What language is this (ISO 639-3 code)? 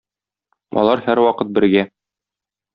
tat